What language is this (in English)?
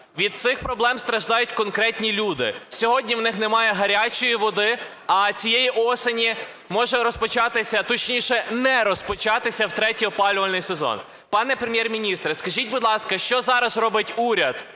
Ukrainian